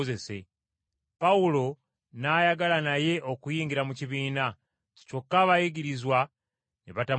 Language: Ganda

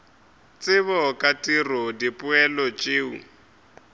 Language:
Northern Sotho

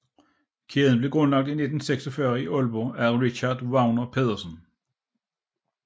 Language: Danish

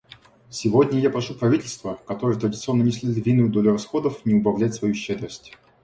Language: Russian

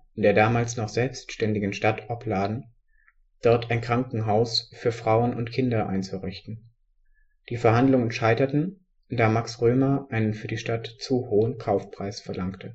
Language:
German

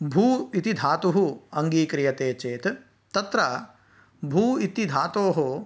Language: Sanskrit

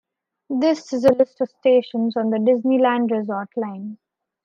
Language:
English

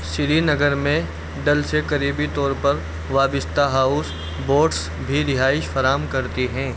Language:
Urdu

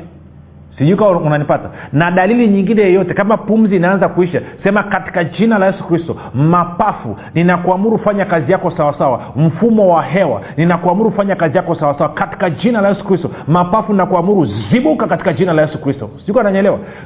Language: Swahili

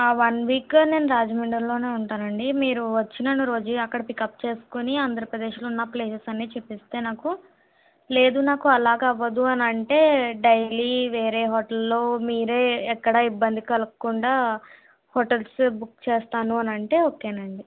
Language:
Telugu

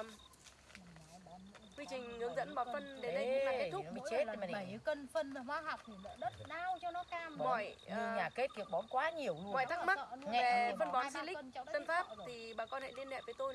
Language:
Vietnamese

